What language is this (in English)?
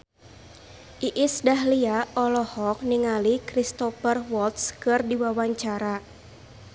Sundanese